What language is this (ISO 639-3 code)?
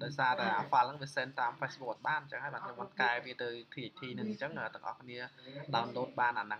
vie